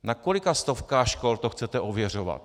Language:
Czech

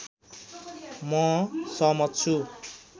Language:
Nepali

